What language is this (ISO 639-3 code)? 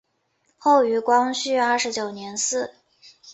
zho